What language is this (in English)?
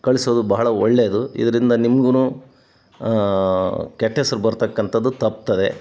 Kannada